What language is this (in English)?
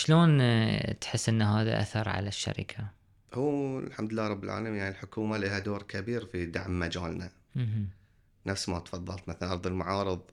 Arabic